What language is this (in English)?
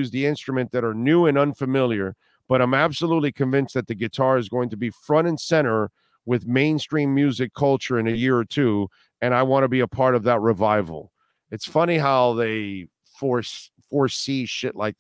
English